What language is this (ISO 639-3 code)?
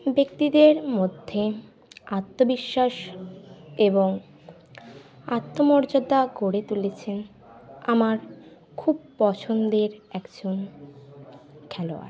ben